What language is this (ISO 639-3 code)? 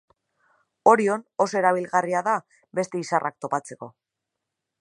eus